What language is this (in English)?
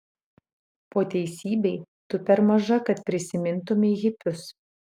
Lithuanian